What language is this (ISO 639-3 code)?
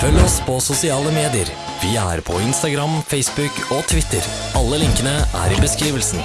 nor